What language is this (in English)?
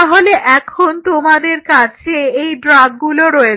Bangla